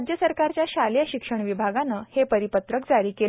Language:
Marathi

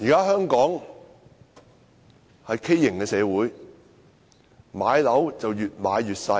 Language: Cantonese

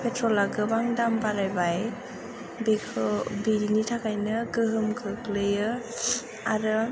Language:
Bodo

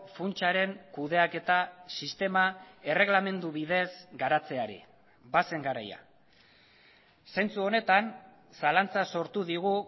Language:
Basque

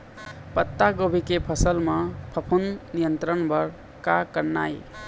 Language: Chhattisgarhi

